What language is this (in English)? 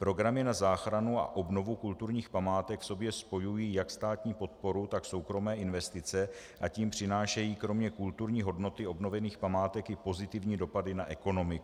Czech